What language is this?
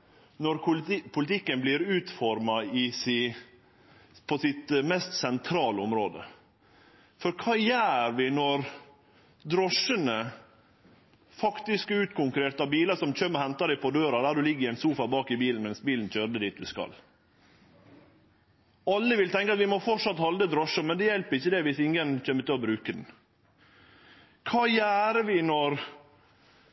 Norwegian Nynorsk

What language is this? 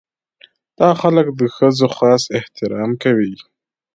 Pashto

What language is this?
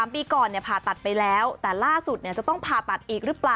Thai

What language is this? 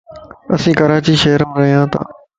Lasi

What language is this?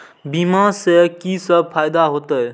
Maithili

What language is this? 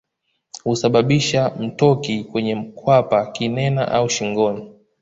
Swahili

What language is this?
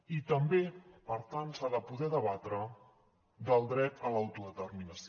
Catalan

